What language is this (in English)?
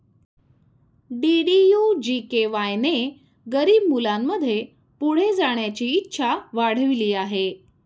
Marathi